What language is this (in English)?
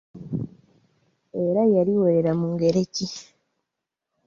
Ganda